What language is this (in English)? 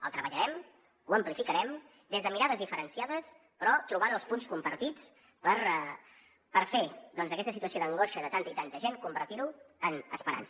Catalan